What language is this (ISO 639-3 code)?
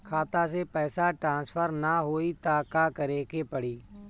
bho